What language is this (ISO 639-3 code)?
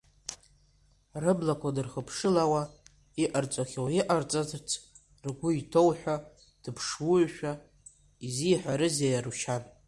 abk